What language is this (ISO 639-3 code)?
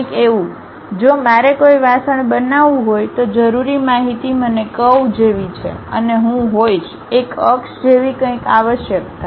guj